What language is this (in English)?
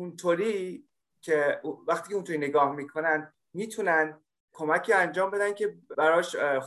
Persian